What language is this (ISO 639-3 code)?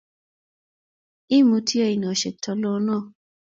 kln